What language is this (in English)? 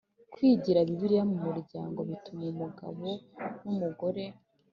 Kinyarwanda